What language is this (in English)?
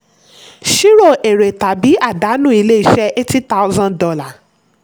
Yoruba